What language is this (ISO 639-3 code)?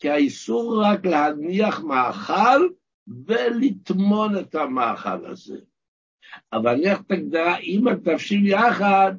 heb